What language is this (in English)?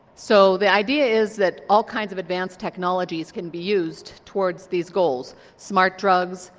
English